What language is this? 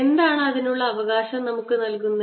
Malayalam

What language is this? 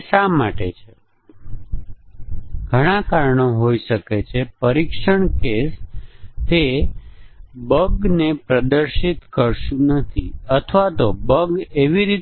Gujarati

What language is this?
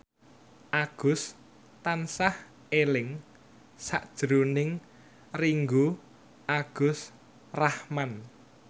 Javanese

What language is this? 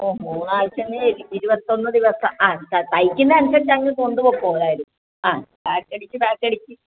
Malayalam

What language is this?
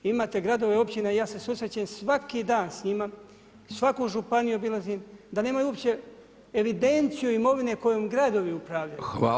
Croatian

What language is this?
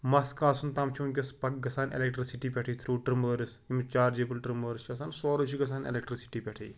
Kashmiri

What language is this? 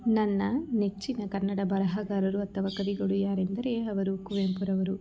Kannada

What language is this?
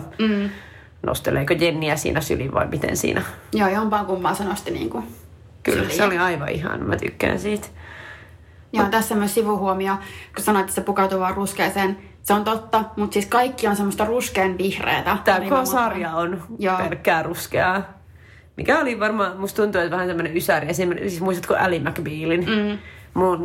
Finnish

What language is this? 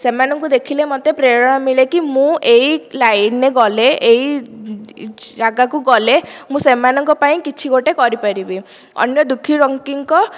Odia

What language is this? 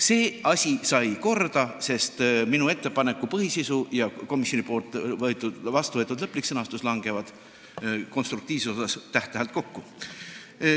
Estonian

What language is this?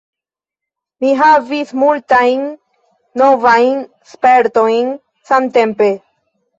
Esperanto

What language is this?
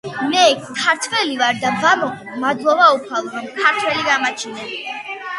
Georgian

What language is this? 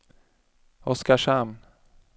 Swedish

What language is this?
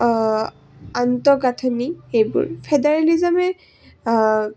Assamese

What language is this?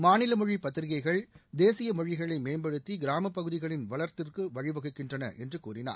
Tamil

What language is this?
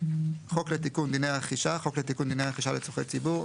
Hebrew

